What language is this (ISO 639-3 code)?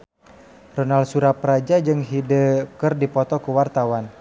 sun